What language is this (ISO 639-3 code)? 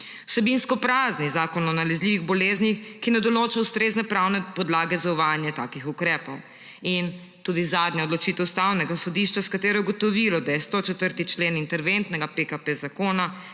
slv